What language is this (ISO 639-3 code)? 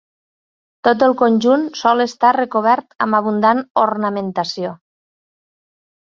cat